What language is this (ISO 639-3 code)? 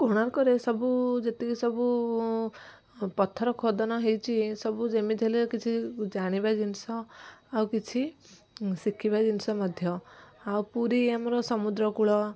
ori